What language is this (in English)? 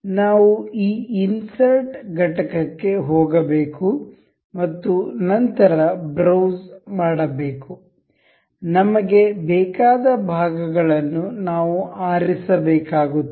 Kannada